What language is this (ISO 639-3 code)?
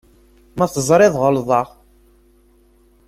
kab